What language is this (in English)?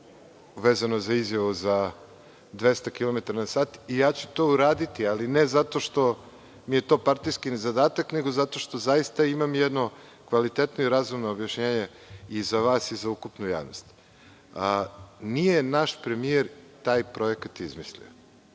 Serbian